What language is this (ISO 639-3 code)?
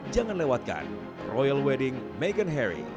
ind